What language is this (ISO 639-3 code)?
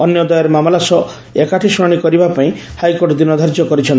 ori